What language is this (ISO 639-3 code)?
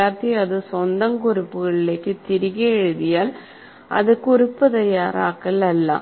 mal